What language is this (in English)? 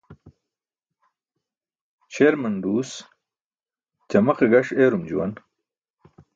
Burushaski